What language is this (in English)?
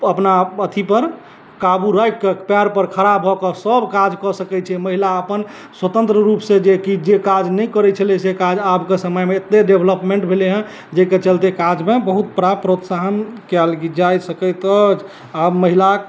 Maithili